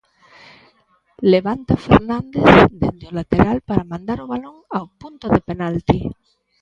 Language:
Galician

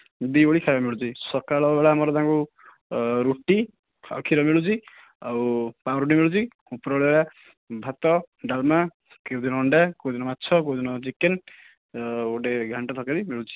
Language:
Odia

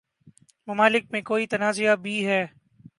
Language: Urdu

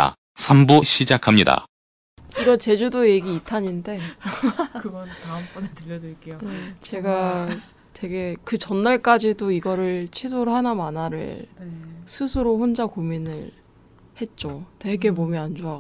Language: Korean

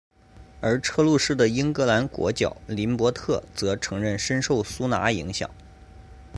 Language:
Chinese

